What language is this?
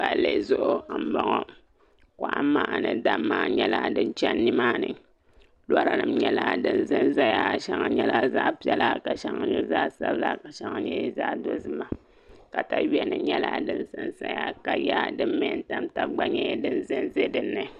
Dagbani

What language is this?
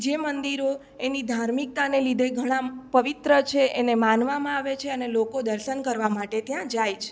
Gujarati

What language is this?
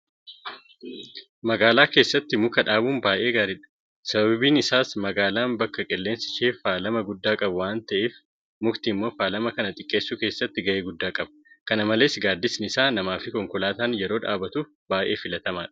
Oromo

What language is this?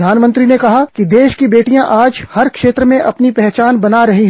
Hindi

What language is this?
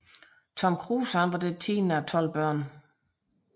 Danish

